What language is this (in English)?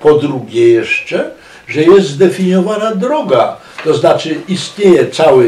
Polish